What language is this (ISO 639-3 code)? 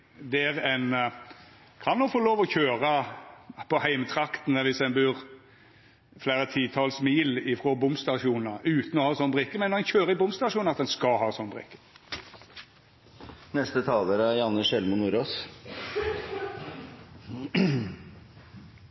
nno